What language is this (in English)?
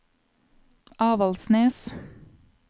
Norwegian